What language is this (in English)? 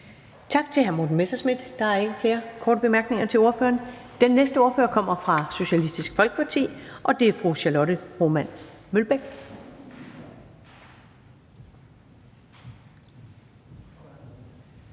Danish